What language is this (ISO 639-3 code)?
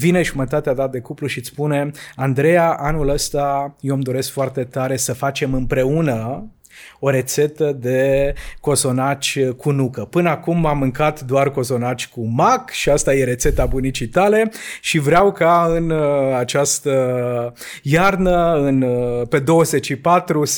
ron